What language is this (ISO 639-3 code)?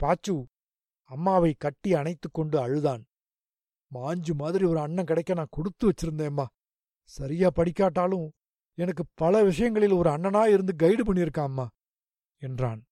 tam